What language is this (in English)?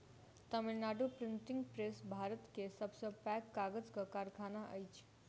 Maithili